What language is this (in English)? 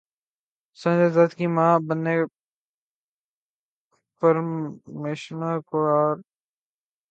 Urdu